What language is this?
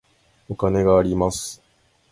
Japanese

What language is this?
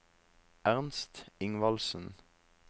Norwegian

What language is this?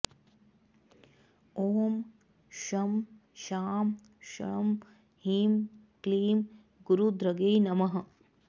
Sanskrit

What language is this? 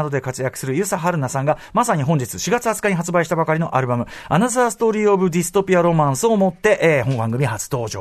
Japanese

